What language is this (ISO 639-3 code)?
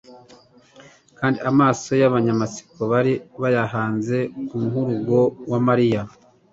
kin